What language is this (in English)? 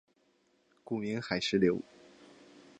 Chinese